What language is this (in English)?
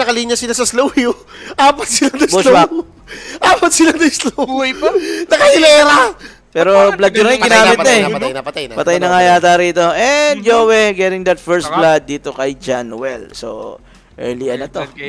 Filipino